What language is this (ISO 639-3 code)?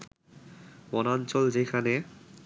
ben